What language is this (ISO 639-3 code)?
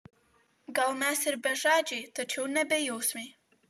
lit